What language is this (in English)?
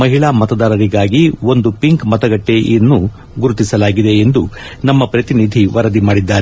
Kannada